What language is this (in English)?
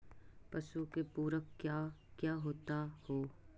Magahi